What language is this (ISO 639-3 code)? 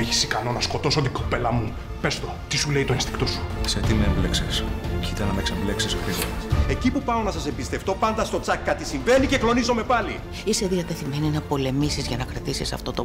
ell